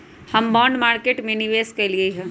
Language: Magahi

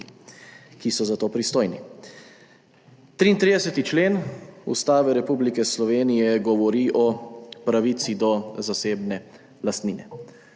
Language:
Slovenian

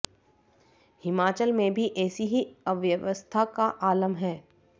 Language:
Hindi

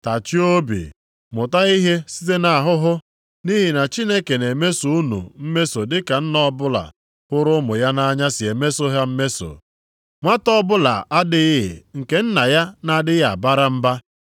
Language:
Igbo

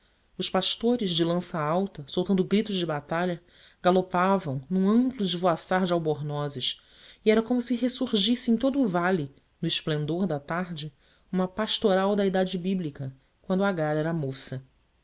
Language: Portuguese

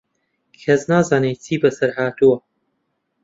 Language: Central Kurdish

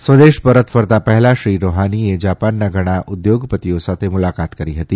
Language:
Gujarati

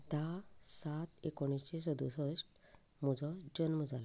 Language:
Konkani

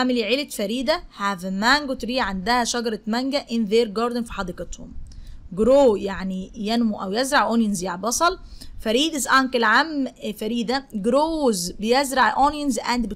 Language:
Arabic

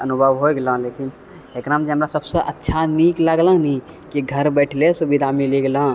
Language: Maithili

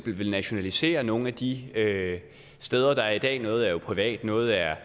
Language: Danish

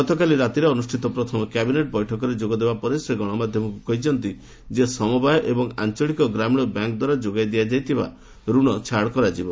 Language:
Odia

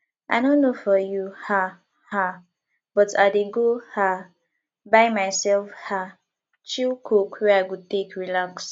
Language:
Nigerian Pidgin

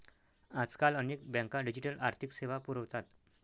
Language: Marathi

